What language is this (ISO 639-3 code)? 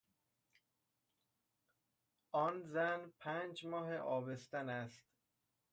fas